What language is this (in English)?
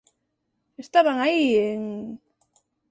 Galician